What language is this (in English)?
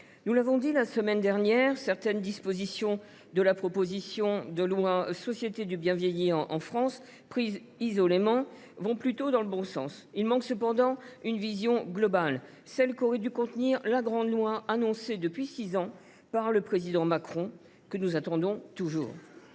French